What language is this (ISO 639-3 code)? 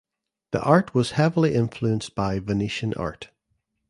eng